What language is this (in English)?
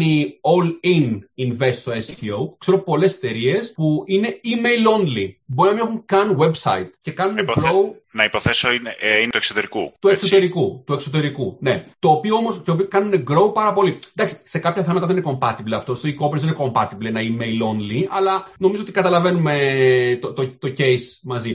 Greek